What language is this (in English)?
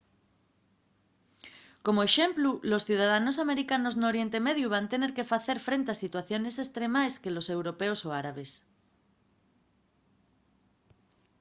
Asturian